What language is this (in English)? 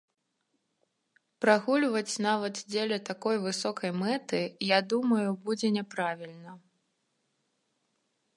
Belarusian